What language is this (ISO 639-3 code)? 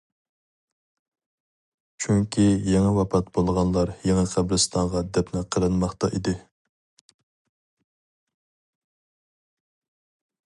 uig